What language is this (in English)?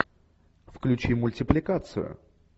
Russian